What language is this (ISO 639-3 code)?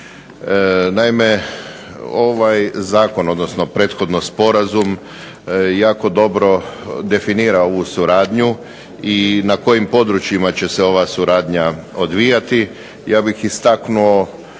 hrv